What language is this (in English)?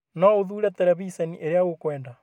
Kikuyu